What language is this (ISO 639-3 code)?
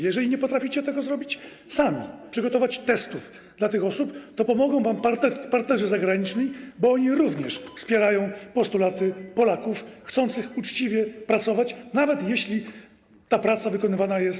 pol